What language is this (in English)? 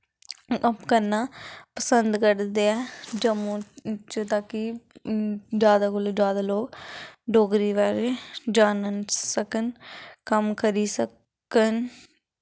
Dogri